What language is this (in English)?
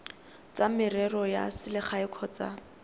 Tswana